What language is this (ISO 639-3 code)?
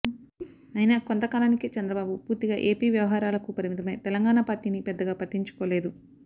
tel